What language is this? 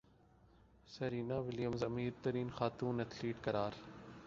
Urdu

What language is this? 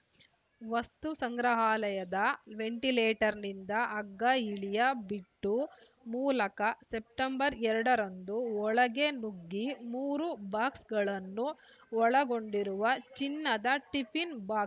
Kannada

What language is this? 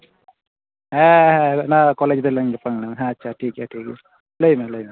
Santali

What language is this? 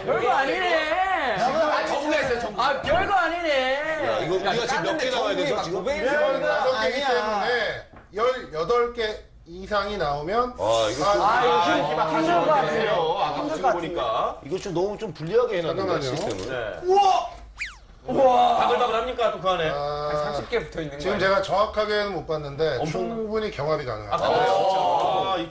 Korean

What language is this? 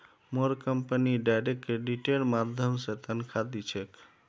Magahi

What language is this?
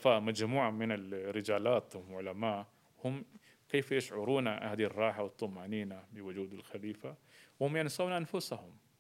Arabic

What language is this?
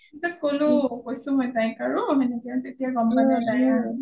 Assamese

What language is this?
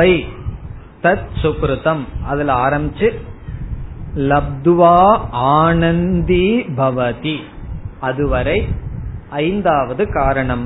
Tamil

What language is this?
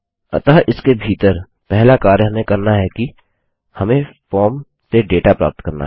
Hindi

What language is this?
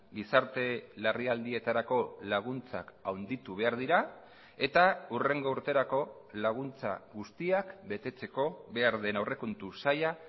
Basque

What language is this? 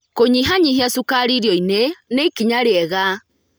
Kikuyu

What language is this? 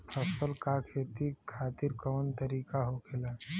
Bhojpuri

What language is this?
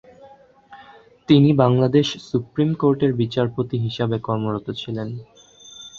Bangla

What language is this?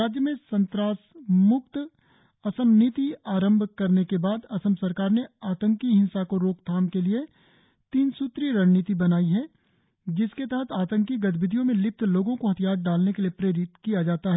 Hindi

